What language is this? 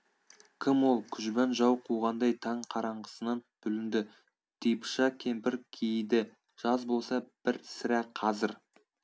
Kazakh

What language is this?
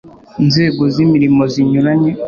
Kinyarwanda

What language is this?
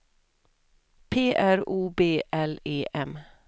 Swedish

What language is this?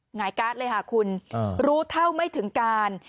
Thai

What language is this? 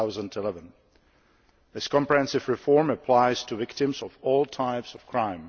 English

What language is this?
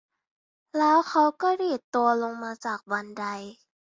Thai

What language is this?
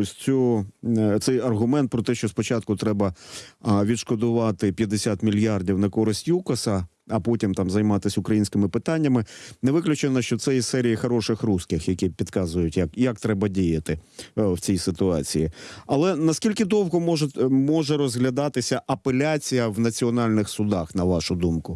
Ukrainian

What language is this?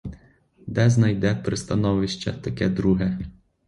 Ukrainian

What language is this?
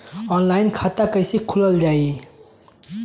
Bhojpuri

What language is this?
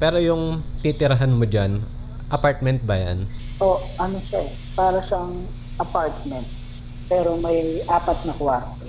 Filipino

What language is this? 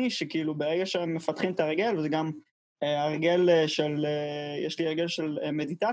Hebrew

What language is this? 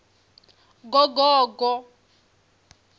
Venda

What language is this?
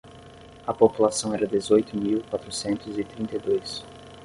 Portuguese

